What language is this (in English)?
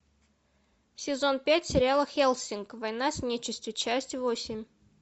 Russian